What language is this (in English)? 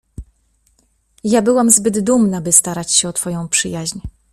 Polish